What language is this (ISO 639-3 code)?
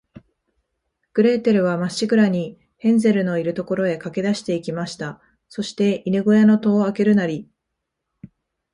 jpn